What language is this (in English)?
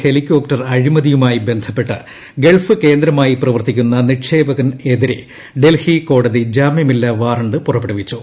Malayalam